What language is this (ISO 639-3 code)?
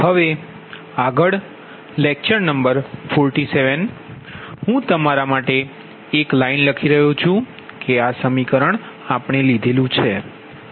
guj